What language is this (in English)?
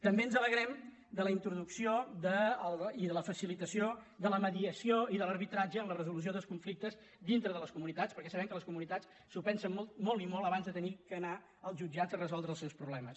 Catalan